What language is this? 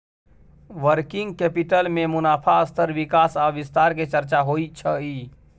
Maithili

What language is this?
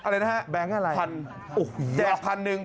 Thai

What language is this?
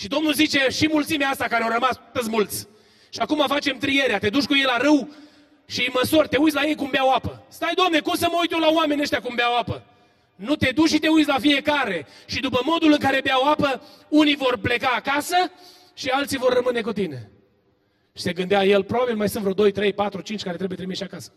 Romanian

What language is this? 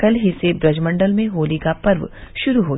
Hindi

